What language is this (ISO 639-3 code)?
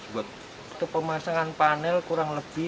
ind